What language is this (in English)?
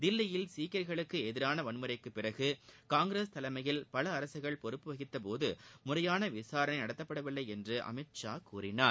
Tamil